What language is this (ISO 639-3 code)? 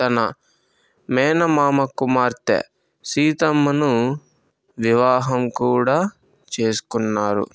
tel